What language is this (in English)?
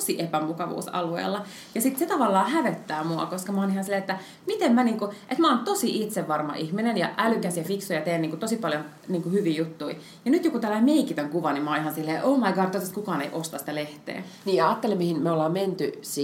Finnish